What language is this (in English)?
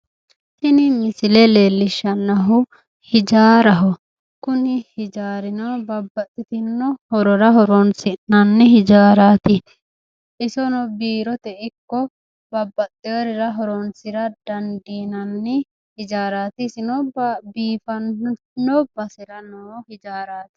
Sidamo